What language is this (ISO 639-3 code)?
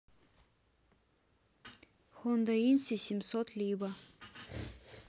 rus